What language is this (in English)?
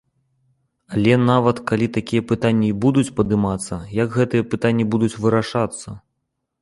Belarusian